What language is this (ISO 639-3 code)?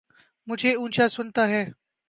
urd